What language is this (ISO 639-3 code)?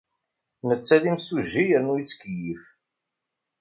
kab